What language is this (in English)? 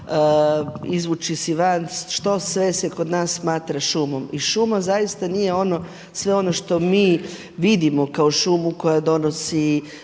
Croatian